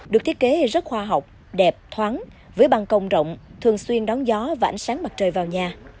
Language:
Vietnamese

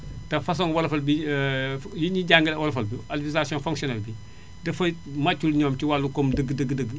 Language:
Wolof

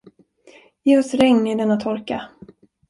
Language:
Swedish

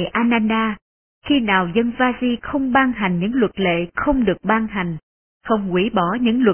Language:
Vietnamese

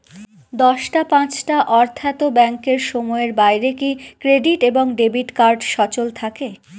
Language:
Bangla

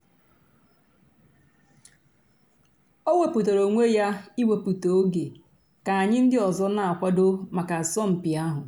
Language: Igbo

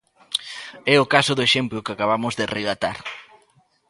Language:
Galician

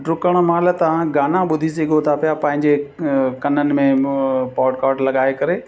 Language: Sindhi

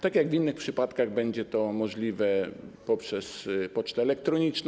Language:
Polish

